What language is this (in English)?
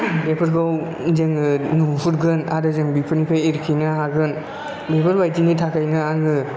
Bodo